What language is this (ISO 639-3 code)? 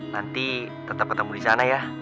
ind